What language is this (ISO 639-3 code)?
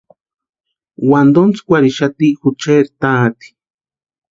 pua